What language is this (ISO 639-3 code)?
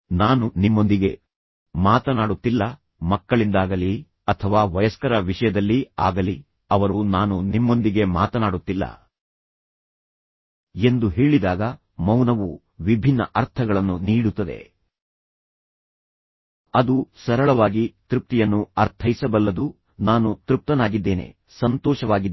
kan